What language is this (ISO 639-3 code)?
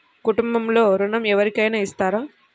tel